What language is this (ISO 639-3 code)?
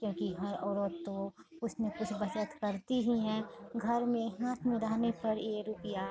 hin